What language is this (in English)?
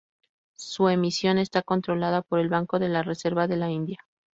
Spanish